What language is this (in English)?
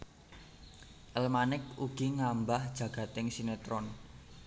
Javanese